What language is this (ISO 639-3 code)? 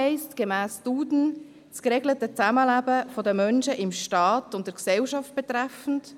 gsw